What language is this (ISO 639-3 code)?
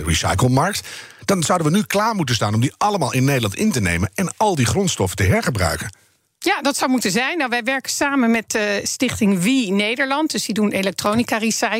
nld